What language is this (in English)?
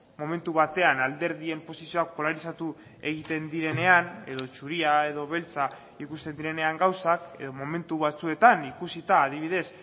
Basque